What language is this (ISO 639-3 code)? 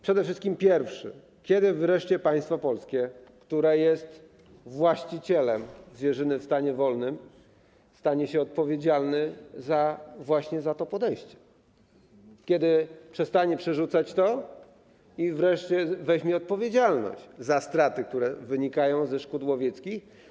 pol